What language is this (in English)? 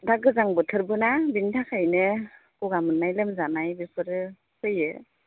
Bodo